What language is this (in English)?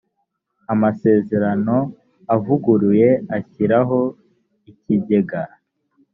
Kinyarwanda